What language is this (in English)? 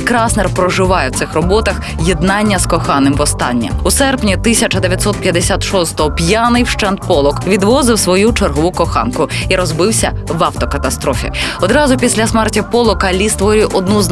Ukrainian